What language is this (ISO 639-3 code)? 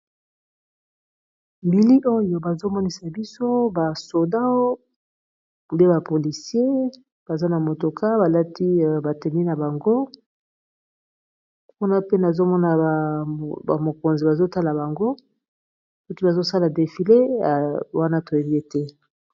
lin